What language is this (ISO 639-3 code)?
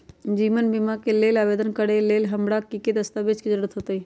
mag